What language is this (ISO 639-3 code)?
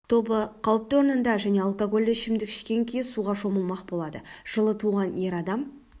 kaz